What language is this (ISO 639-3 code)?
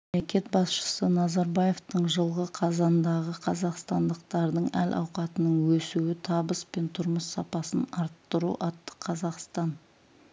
kaz